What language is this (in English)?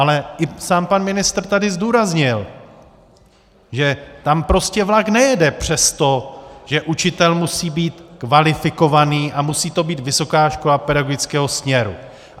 Czech